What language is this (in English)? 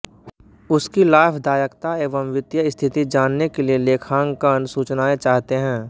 Hindi